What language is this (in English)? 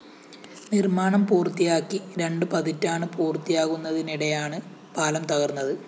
Malayalam